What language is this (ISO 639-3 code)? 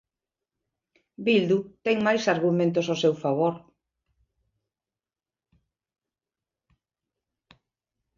glg